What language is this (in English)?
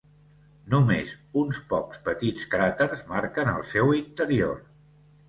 Catalan